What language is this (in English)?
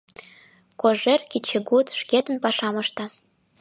Mari